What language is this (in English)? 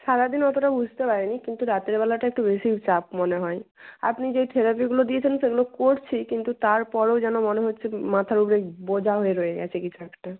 Bangla